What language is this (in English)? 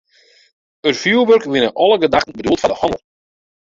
Western Frisian